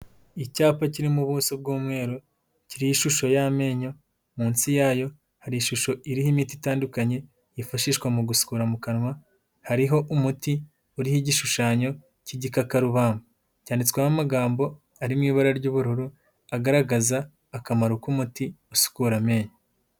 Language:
Kinyarwanda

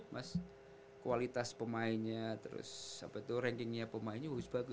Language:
Indonesian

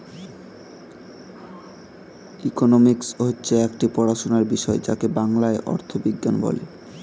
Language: Bangla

